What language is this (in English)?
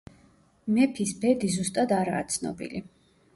Georgian